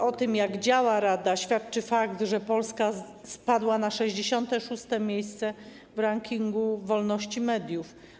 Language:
Polish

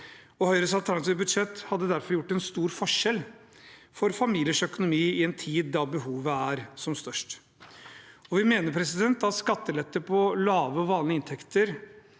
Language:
Norwegian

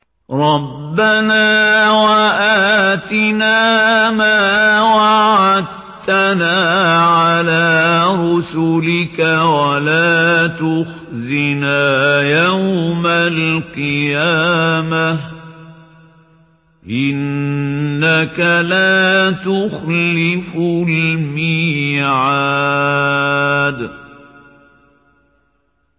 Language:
Arabic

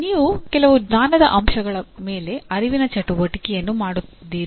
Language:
Kannada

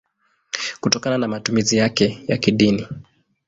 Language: Swahili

